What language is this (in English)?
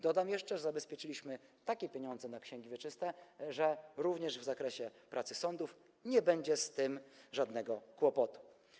Polish